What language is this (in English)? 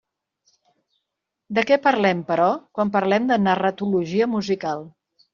Catalan